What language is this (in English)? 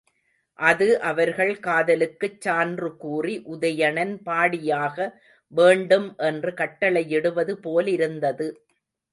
Tamil